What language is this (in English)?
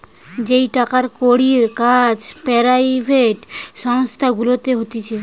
Bangla